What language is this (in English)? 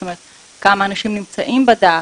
Hebrew